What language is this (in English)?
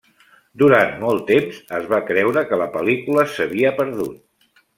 Catalan